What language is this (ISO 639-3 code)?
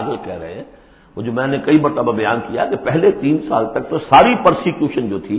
urd